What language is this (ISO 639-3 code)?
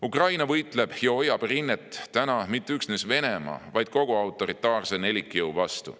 est